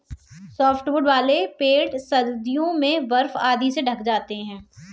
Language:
Hindi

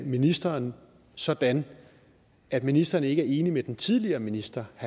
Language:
Danish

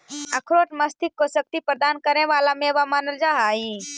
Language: Magahi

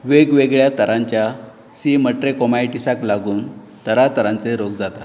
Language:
Konkani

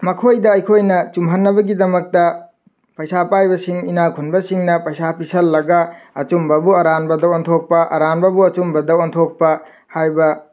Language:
Manipuri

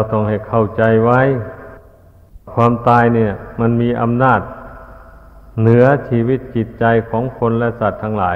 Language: Thai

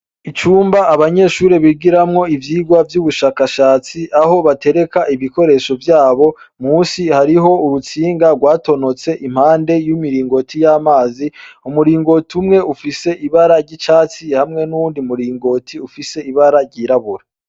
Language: Rundi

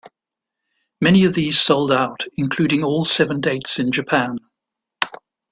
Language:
English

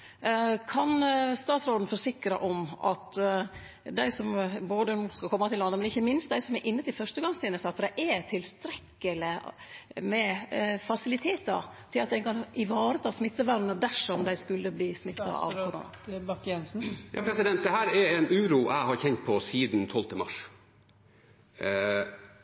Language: Norwegian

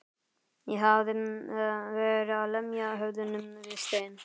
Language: Icelandic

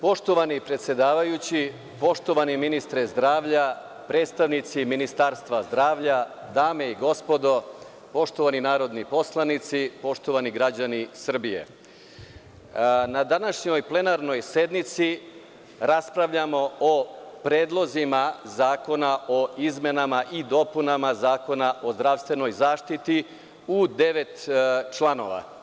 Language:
Serbian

